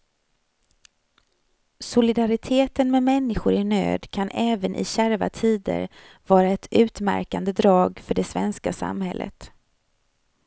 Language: Swedish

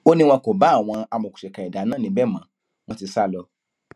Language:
Yoruba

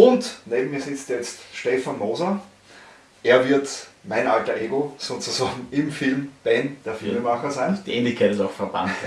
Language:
German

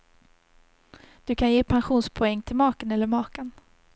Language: Swedish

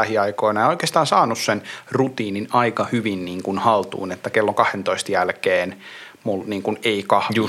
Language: Finnish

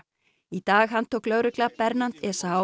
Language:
Icelandic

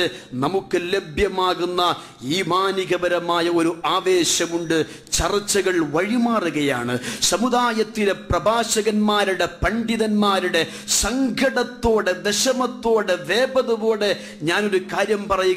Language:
French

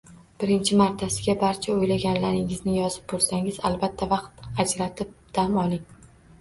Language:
Uzbek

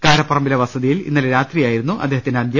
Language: Malayalam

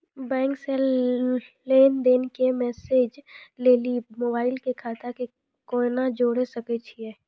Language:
Maithili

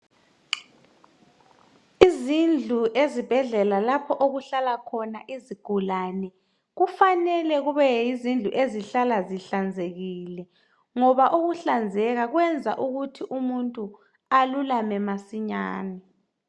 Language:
North Ndebele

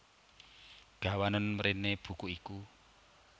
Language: Javanese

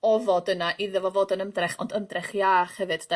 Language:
Welsh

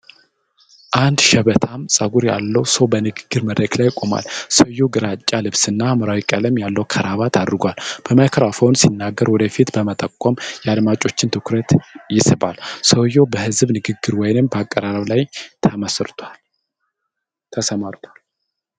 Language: Amharic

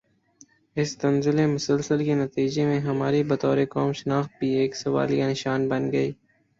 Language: Urdu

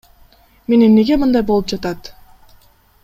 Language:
Kyrgyz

